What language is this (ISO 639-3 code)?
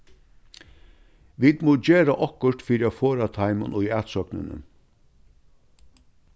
fao